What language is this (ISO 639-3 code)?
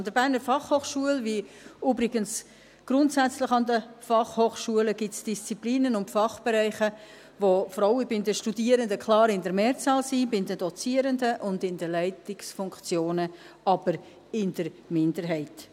gsw